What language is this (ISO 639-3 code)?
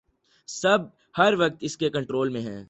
urd